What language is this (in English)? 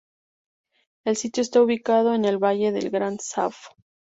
Spanish